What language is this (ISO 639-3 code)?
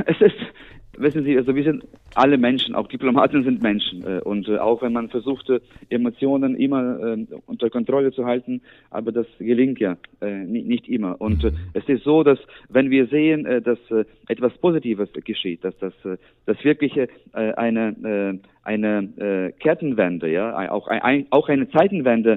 deu